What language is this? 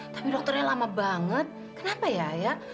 Indonesian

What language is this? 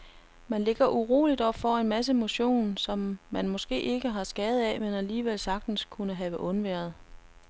Danish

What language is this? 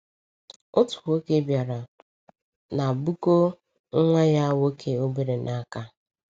Igbo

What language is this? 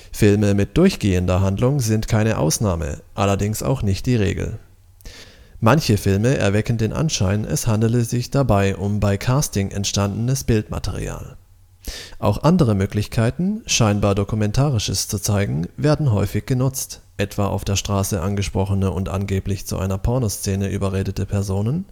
German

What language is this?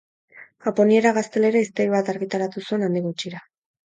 Basque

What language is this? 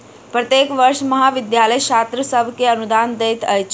Maithili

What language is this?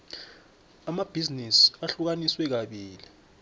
South Ndebele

